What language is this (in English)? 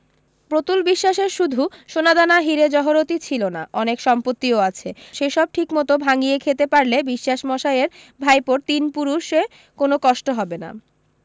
Bangla